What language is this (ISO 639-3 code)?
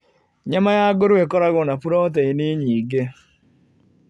kik